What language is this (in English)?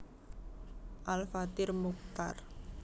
Javanese